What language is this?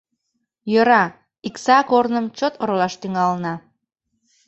Mari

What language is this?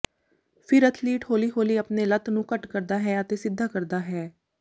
Punjabi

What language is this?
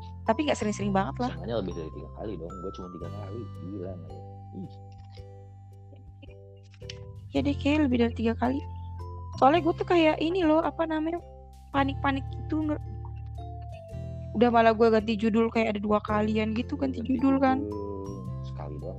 Indonesian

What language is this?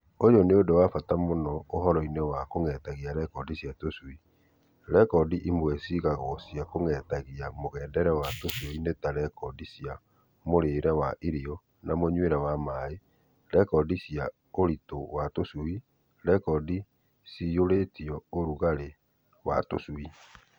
Kikuyu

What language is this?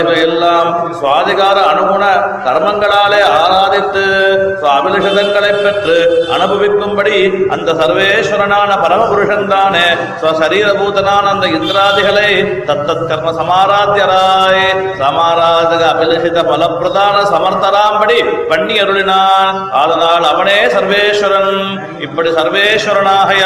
Tamil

